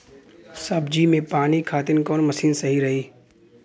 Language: Bhojpuri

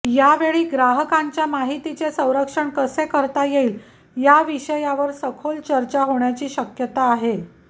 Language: Marathi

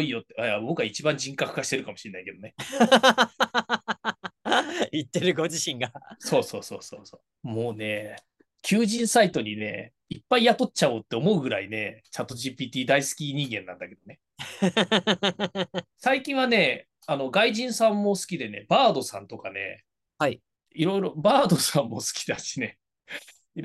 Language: Japanese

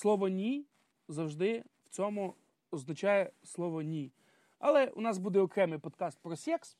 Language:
Ukrainian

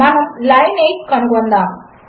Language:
Telugu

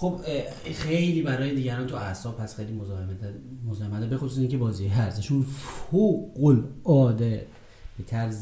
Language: Persian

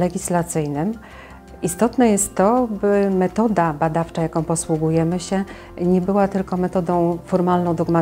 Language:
Polish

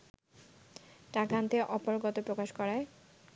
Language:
Bangla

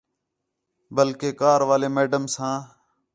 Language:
Khetrani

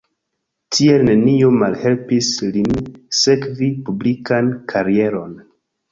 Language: Esperanto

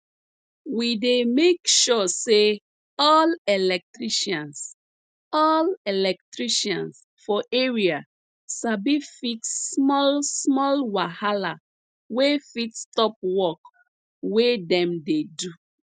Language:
Nigerian Pidgin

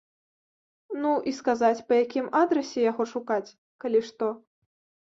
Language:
Belarusian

